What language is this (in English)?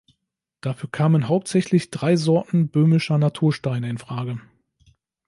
German